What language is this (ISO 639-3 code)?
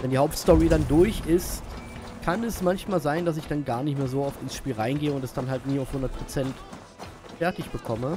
deu